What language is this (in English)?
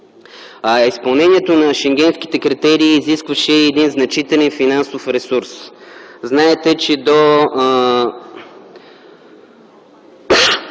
Bulgarian